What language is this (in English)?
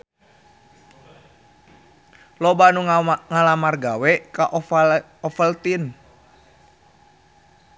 Sundanese